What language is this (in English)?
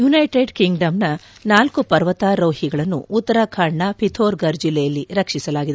Kannada